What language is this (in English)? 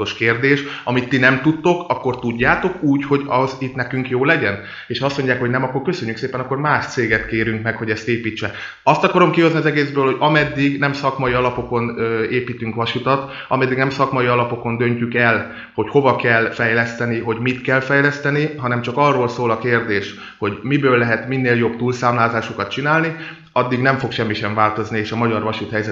Hungarian